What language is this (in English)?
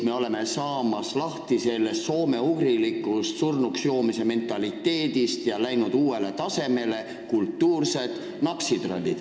Estonian